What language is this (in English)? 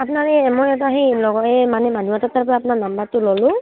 Assamese